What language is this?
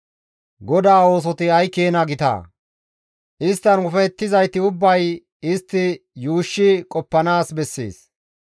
Gamo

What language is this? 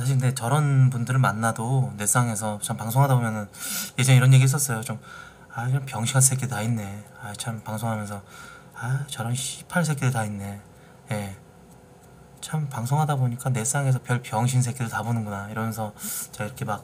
Korean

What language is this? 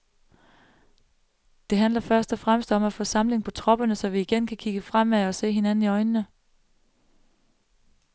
Danish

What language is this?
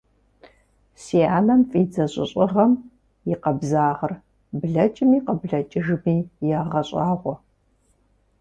Kabardian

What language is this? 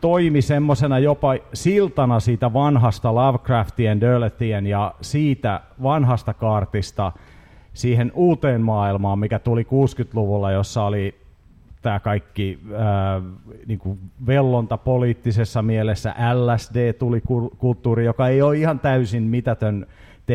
Finnish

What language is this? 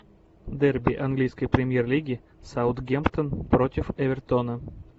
Russian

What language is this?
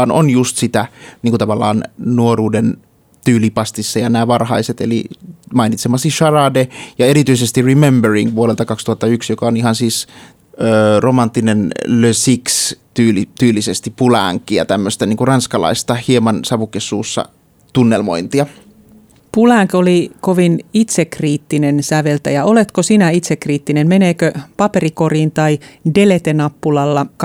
Finnish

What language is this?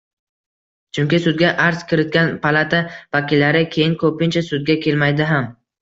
Uzbek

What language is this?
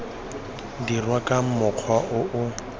Tswana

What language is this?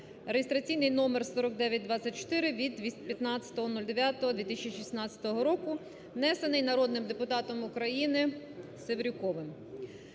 Ukrainian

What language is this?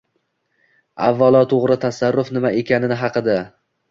Uzbek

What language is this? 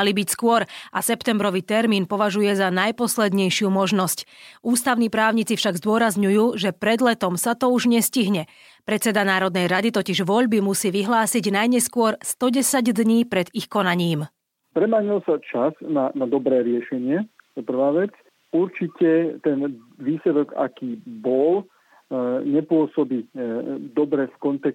Slovak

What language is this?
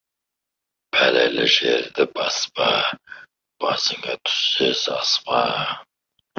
Kazakh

